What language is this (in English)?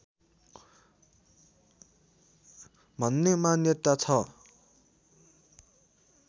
Nepali